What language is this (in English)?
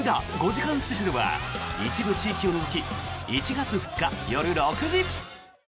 Japanese